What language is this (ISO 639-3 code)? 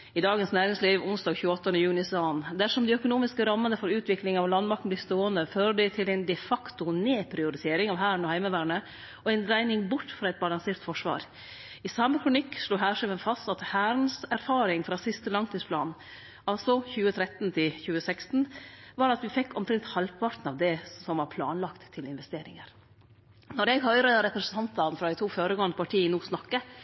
nno